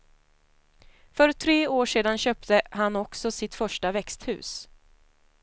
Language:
Swedish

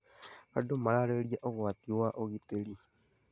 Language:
Kikuyu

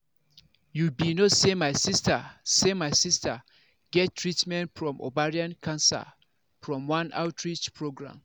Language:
Nigerian Pidgin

